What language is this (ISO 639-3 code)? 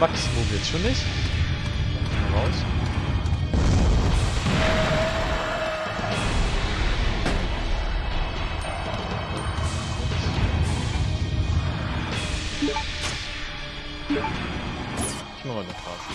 deu